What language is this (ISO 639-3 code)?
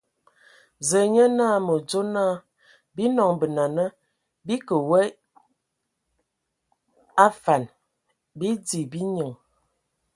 ewo